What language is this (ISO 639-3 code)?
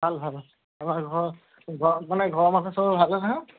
asm